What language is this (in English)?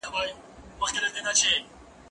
Pashto